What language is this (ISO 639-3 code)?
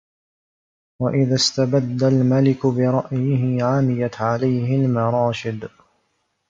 ara